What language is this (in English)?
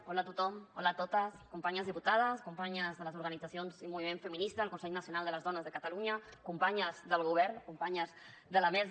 Catalan